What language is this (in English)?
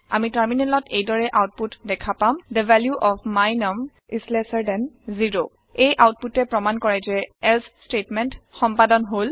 Assamese